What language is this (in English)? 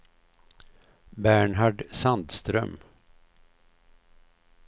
Swedish